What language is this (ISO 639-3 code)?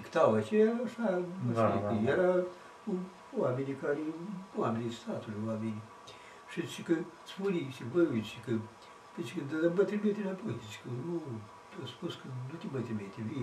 ron